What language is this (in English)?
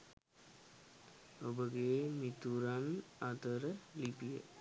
Sinhala